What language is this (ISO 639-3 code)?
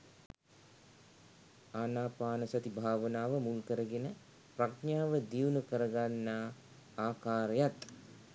sin